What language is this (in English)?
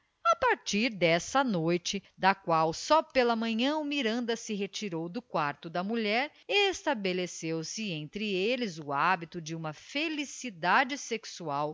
Portuguese